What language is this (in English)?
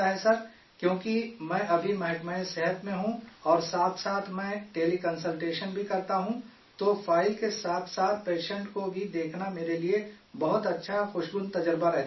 Urdu